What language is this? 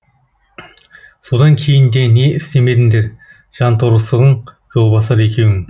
Kazakh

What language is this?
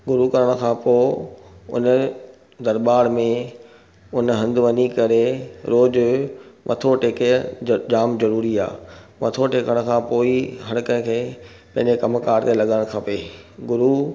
Sindhi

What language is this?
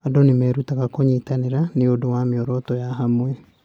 Kikuyu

